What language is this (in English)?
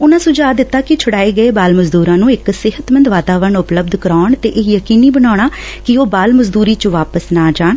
Punjabi